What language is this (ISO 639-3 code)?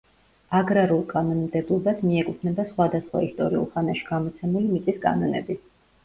kat